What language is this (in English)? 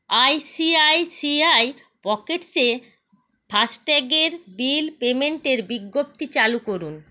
Bangla